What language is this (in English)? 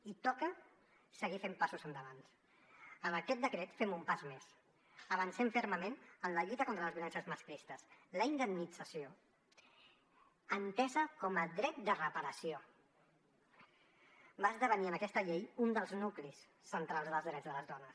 Catalan